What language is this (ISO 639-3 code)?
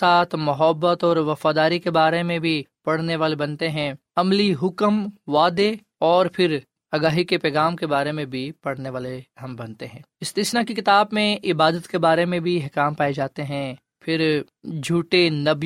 urd